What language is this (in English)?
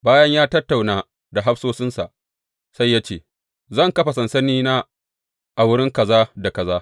Hausa